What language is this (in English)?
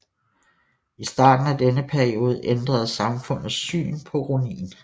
Danish